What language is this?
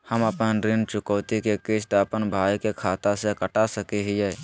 Magahi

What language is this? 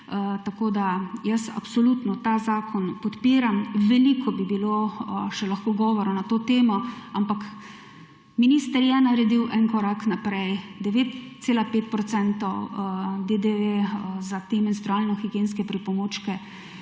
Slovenian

